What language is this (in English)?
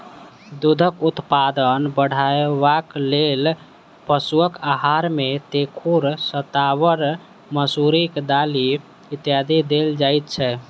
Maithili